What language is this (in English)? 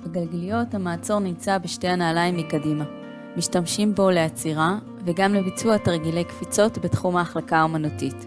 Hebrew